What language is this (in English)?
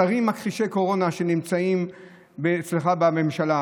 Hebrew